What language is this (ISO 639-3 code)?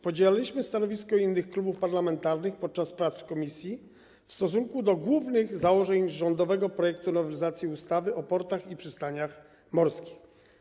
pol